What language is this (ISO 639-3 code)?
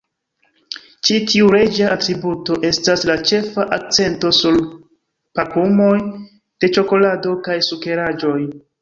epo